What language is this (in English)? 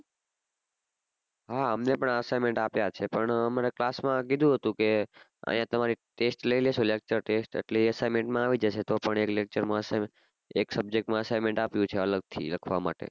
Gujarati